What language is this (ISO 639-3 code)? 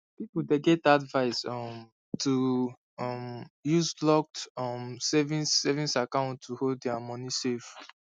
pcm